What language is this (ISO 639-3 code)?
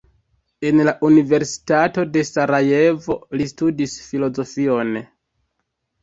epo